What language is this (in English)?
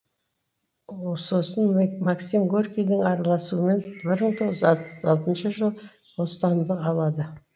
Kazakh